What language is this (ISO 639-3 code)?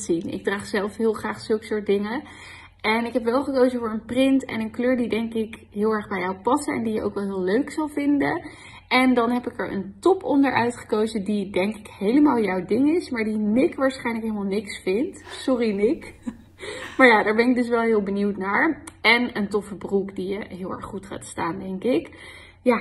nld